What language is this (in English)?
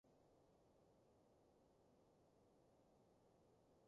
Cantonese